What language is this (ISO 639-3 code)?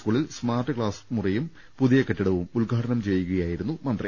mal